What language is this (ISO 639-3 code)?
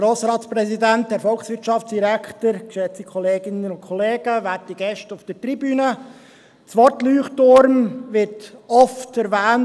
gsw